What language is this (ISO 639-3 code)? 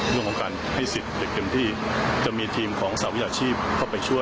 tha